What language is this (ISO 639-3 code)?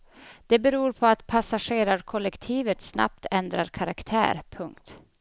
swe